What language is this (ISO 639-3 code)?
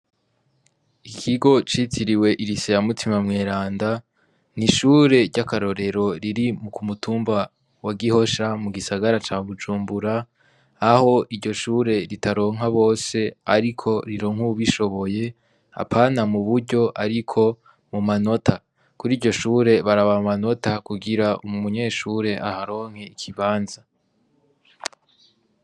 run